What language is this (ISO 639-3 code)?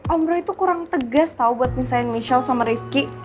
ind